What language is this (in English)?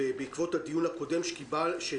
Hebrew